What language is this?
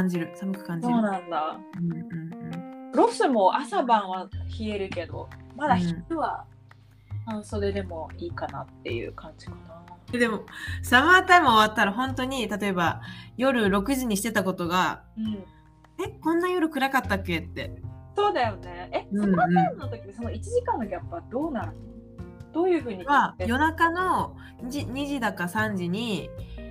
Japanese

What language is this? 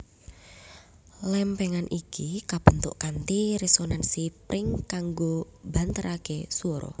Javanese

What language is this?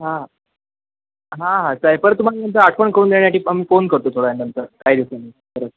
Marathi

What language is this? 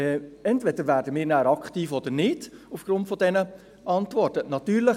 Swiss German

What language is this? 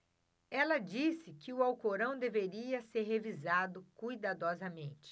Portuguese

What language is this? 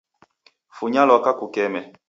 Taita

